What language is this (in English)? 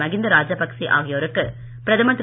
Tamil